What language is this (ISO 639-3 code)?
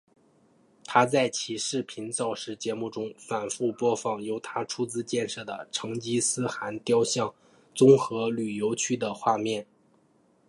zho